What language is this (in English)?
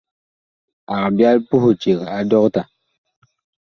Bakoko